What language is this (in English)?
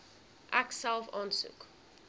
Afrikaans